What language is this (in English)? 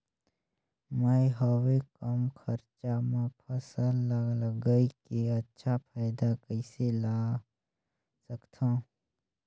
Chhattisgarhi